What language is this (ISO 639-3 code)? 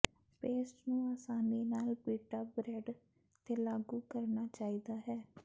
pan